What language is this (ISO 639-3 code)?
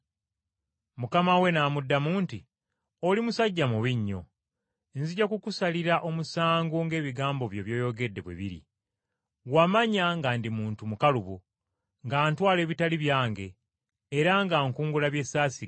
lug